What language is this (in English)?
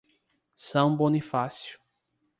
Portuguese